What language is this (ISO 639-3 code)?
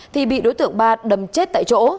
vie